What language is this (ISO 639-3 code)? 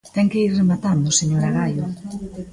glg